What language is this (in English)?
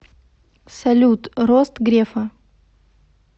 Russian